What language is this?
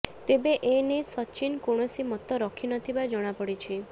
Odia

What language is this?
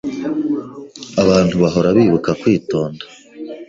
Kinyarwanda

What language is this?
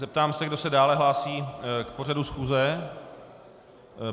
Czech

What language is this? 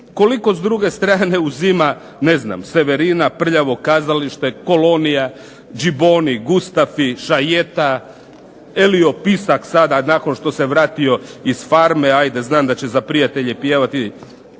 Croatian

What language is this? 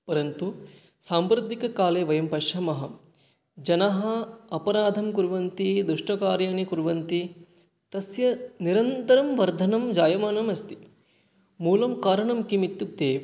Sanskrit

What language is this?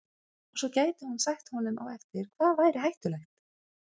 Icelandic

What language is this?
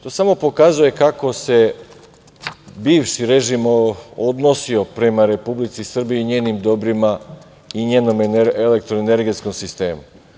Serbian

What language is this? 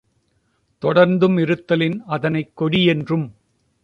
Tamil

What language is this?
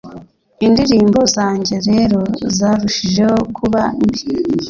Kinyarwanda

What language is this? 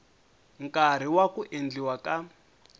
Tsonga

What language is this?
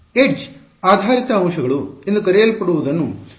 Kannada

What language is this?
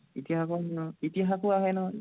Assamese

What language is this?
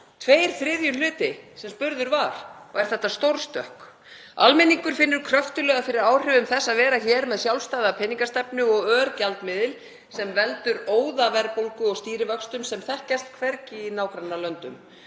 Icelandic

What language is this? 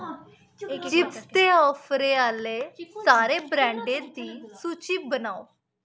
Dogri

